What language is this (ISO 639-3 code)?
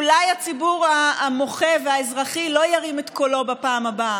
heb